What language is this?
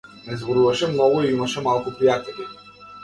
Macedonian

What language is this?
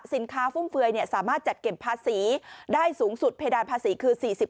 Thai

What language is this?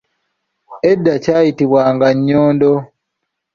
Ganda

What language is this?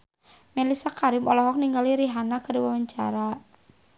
Sundanese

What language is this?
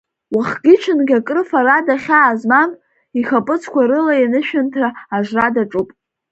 Abkhazian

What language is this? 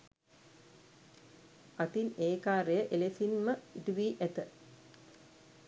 Sinhala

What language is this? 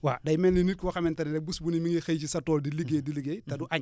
Wolof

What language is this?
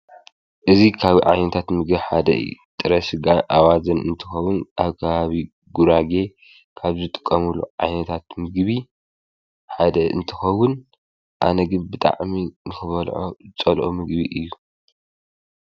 Tigrinya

